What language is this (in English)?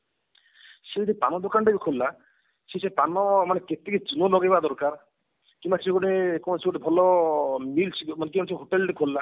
Odia